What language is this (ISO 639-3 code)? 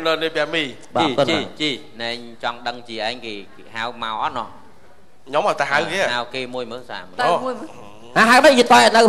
vie